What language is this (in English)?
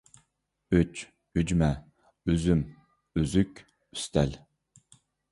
Uyghur